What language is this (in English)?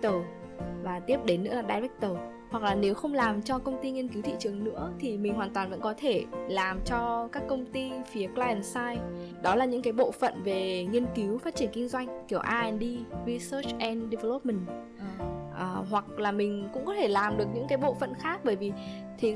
Vietnamese